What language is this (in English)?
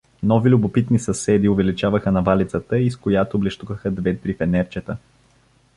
Bulgarian